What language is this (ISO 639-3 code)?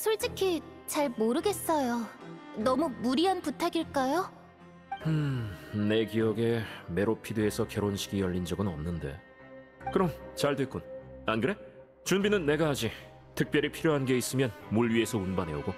kor